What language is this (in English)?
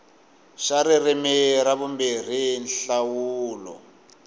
Tsonga